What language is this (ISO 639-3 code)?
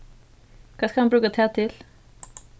fao